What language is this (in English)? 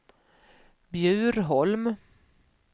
Swedish